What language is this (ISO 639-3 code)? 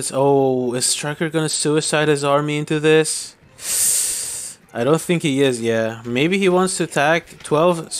eng